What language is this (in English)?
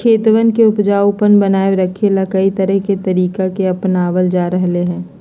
Magahi